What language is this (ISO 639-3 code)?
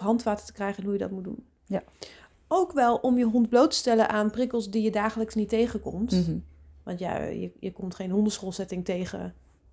nld